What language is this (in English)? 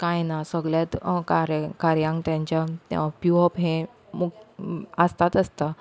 Konkani